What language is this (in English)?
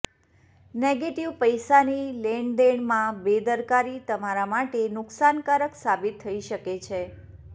Gujarati